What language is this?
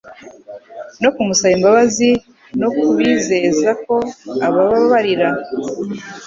Kinyarwanda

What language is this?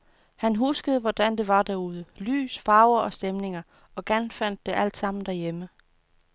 Danish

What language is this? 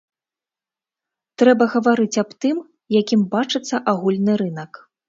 Belarusian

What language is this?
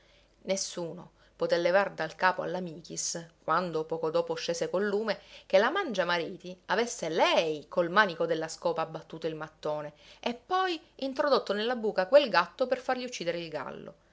Italian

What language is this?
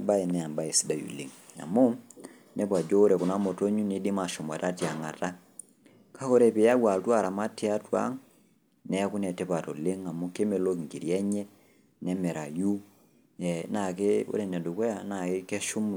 Masai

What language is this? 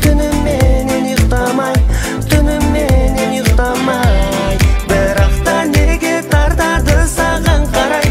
Turkish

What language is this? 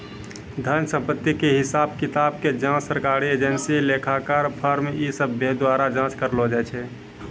Maithili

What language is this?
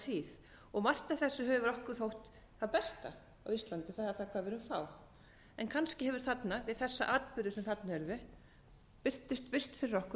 Icelandic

